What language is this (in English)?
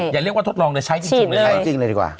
Thai